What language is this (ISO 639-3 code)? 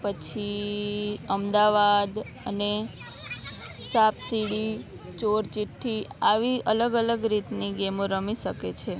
guj